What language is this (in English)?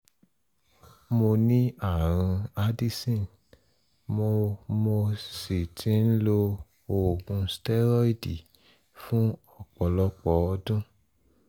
Yoruba